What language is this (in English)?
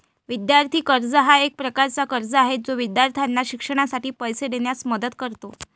Marathi